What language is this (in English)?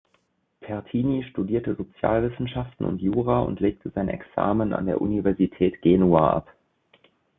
German